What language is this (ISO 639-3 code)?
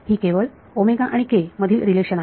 mar